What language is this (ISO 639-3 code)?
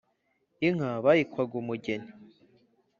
kin